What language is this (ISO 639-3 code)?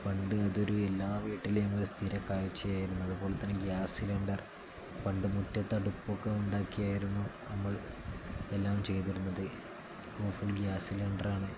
mal